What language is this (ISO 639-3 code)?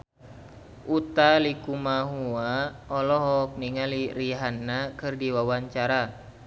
sun